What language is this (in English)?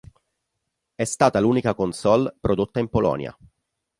Italian